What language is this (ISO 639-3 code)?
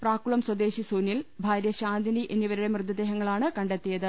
mal